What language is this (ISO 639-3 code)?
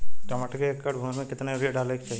bho